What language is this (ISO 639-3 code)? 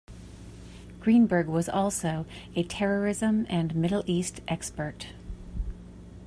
eng